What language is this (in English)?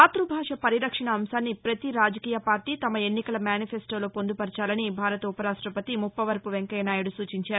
Telugu